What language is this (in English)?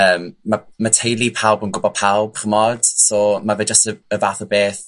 Welsh